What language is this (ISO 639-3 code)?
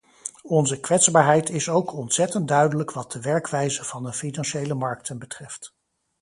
nld